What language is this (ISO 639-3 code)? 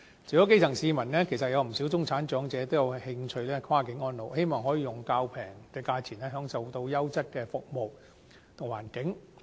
yue